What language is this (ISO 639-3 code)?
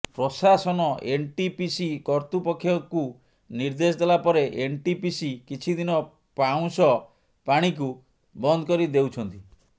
ori